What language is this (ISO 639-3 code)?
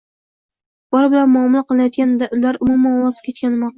uzb